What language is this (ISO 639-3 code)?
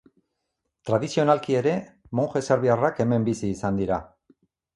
eus